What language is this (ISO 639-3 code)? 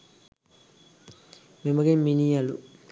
sin